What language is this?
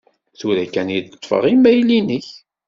Kabyle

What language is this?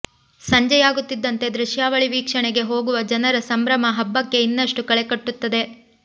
Kannada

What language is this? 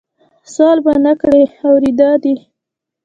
Pashto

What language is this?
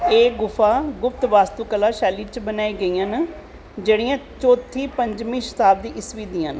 Dogri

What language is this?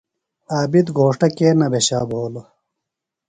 Phalura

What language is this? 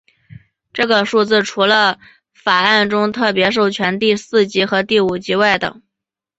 Chinese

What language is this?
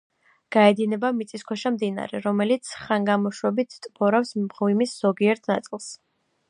Georgian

